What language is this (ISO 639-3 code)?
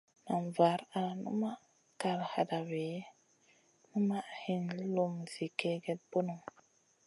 mcn